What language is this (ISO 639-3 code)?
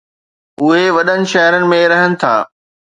snd